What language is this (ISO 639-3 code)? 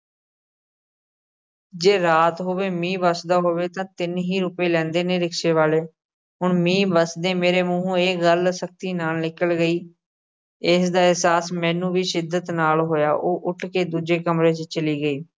pan